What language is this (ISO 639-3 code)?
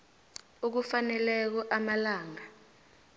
nbl